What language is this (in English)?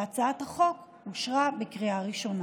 Hebrew